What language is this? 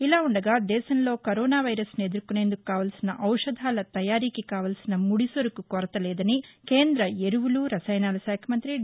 Telugu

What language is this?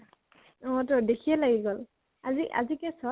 Assamese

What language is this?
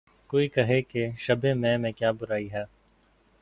Urdu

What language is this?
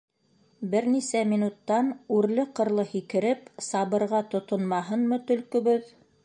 Bashkir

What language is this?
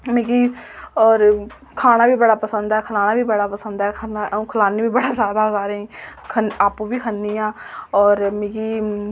Dogri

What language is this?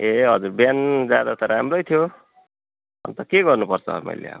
Nepali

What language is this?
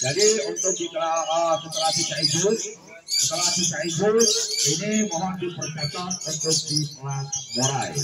Indonesian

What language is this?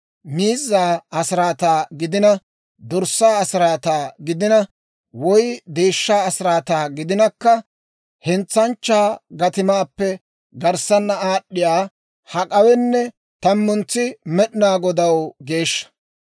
Dawro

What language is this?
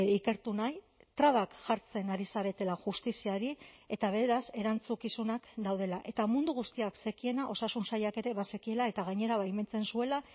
Basque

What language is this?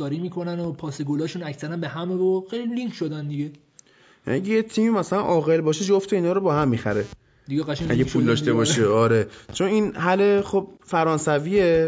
Persian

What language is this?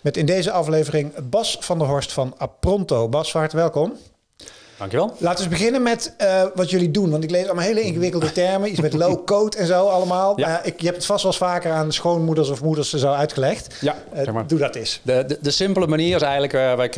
Dutch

